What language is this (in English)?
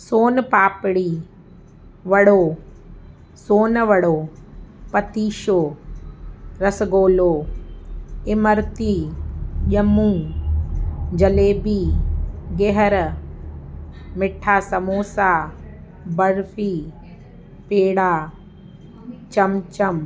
Sindhi